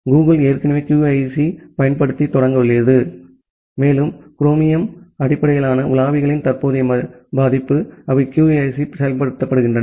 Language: Tamil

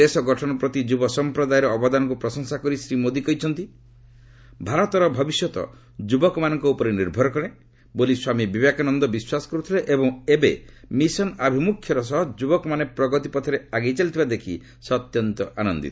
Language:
Odia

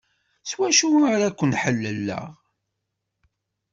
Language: Kabyle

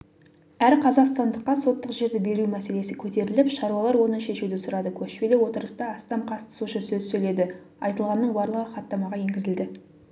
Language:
Kazakh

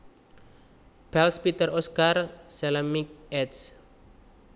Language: Javanese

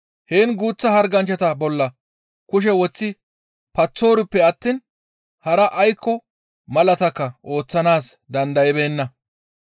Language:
Gamo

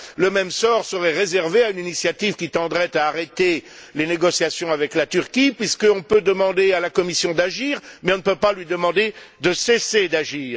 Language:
French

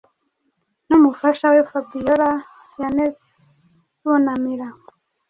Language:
Kinyarwanda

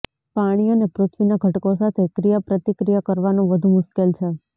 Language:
Gujarati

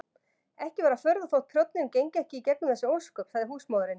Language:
Icelandic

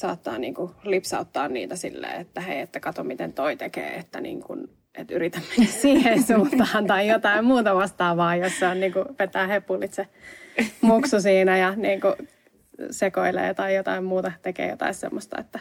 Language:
Finnish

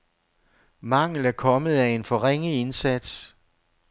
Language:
Danish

